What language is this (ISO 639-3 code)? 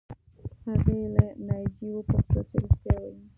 pus